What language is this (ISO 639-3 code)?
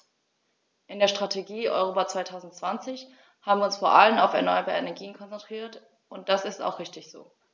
deu